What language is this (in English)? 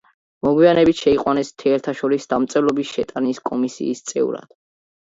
Georgian